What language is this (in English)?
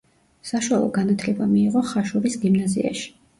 Georgian